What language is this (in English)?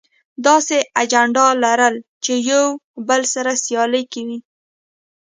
Pashto